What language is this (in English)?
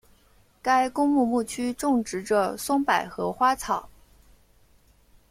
Chinese